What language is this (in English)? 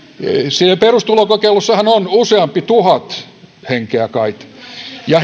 Finnish